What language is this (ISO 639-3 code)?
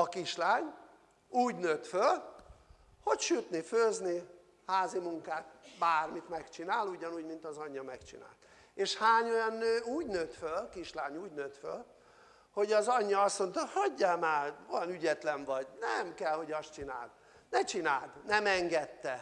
hun